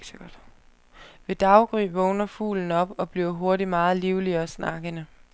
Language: Danish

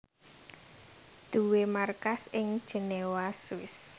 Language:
Javanese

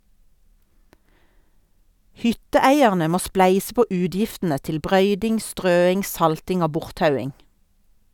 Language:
Norwegian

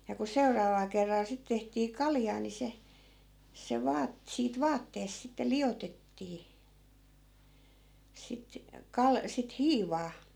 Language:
Finnish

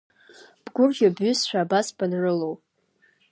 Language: Abkhazian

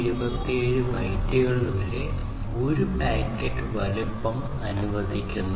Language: Malayalam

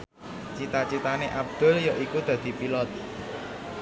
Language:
Javanese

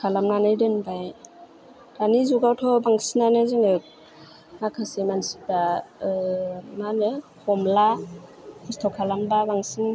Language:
Bodo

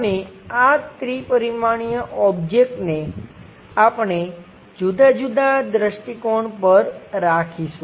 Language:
Gujarati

